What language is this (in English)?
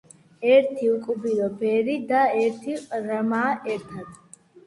Georgian